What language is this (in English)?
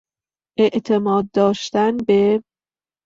Persian